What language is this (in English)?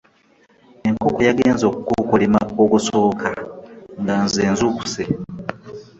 Ganda